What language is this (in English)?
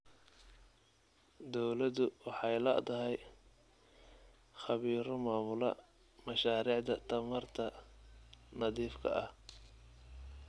Somali